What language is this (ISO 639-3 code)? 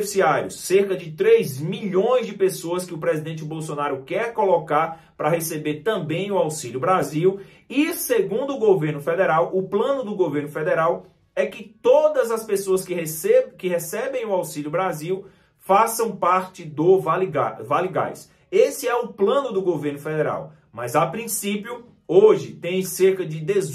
por